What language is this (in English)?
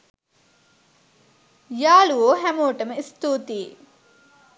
Sinhala